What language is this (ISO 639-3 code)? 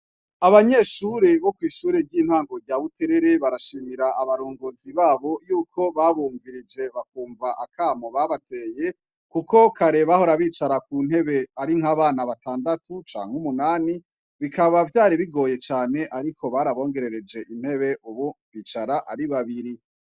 run